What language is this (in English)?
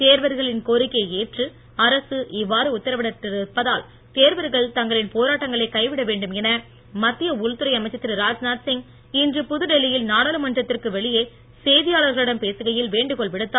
Tamil